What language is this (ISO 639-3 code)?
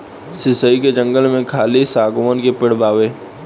bho